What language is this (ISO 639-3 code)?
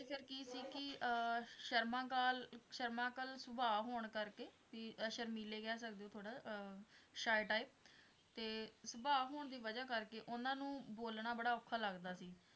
pan